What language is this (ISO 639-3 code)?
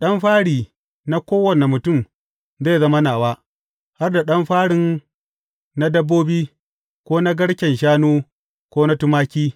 hau